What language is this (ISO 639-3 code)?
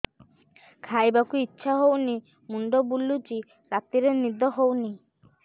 ori